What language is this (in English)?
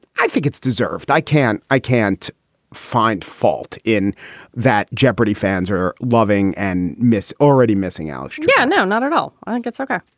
English